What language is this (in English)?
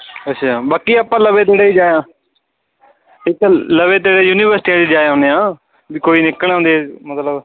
Punjabi